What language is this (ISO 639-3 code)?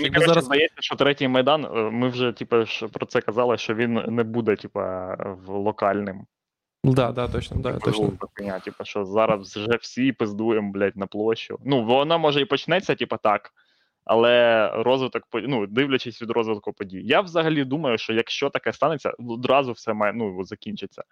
ukr